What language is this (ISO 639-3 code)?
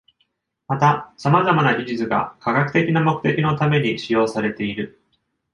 jpn